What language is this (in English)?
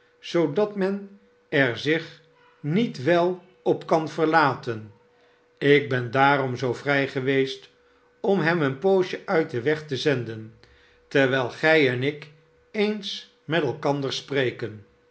Dutch